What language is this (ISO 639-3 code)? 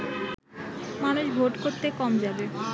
ben